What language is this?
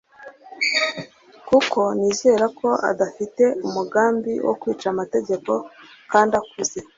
Kinyarwanda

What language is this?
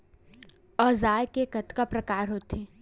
Chhattisgarhi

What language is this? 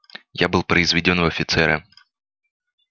Russian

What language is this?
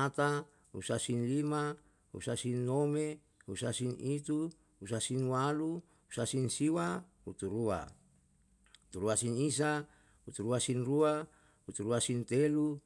Yalahatan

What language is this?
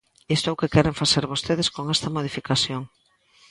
Galician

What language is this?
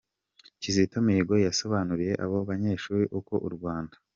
Kinyarwanda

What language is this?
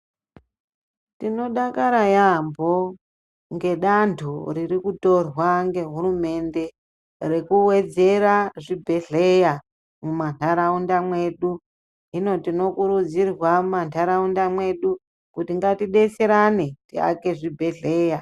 Ndau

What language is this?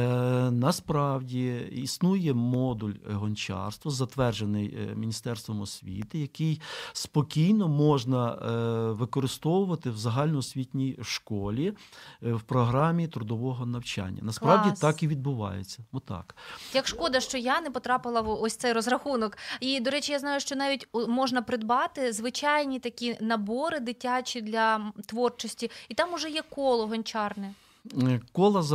Ukrainian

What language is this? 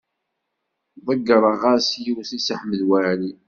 Kabyle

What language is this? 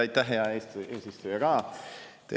Estonian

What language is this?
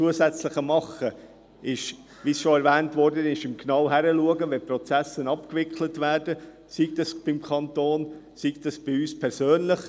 Swiss German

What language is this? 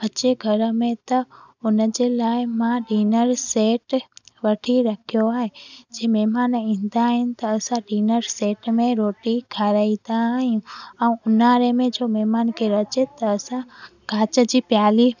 Sindhi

